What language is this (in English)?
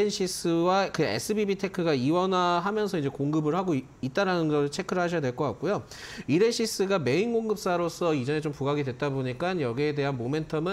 Korean